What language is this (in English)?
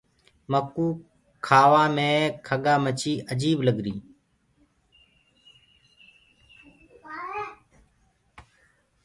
Gurgula